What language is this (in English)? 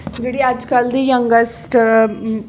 Dogri